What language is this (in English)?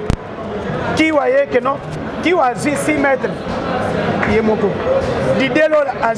French